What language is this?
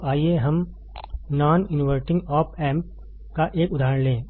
Hindi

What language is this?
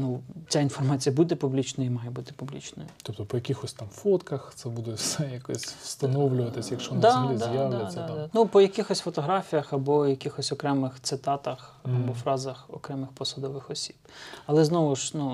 Ukrainian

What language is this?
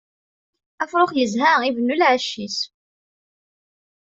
Kabyle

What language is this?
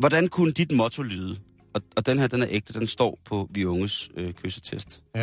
Danish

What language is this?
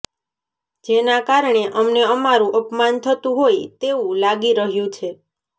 Gujarati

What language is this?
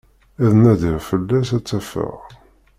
Kabyle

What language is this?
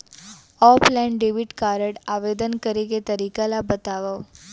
Chhattisgarhi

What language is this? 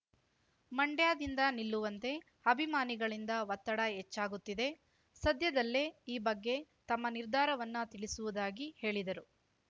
Kannada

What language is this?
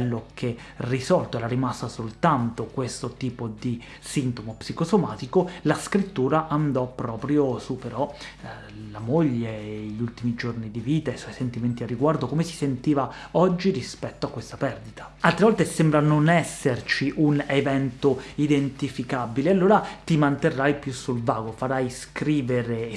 Italian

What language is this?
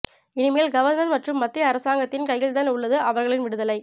Tamil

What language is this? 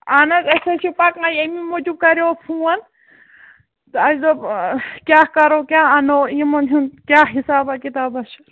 Kashmiri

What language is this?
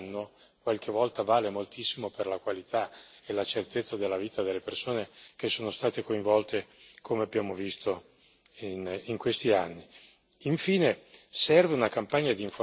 Italian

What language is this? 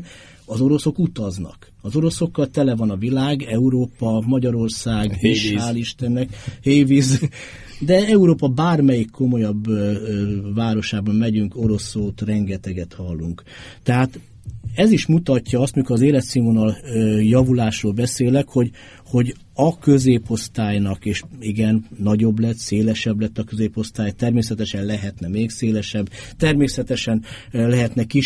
Hungarian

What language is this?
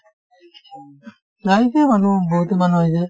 Assamese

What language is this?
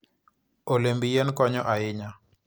Luo (Kenya and Tanzania)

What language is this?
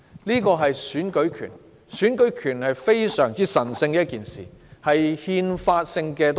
Cantonese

